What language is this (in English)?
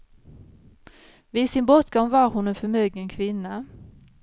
Swedish